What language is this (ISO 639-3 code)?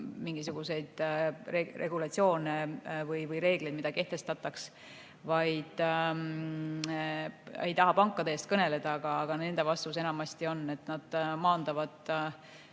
est